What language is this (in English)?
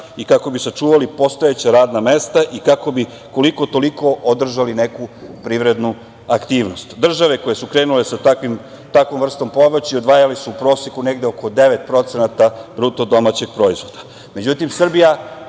Serbian